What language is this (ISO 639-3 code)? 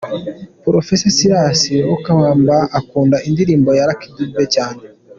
kin